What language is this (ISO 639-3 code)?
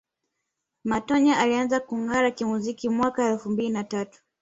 swa